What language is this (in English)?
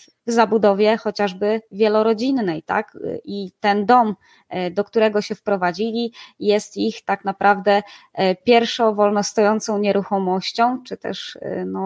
Polish